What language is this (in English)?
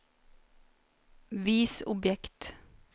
Norwegian